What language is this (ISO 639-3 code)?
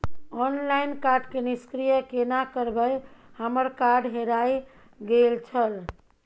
mai